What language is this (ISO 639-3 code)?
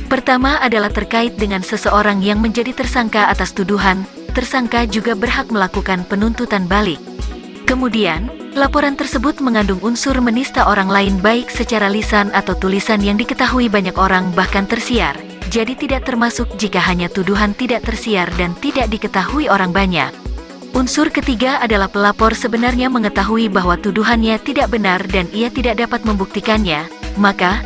ind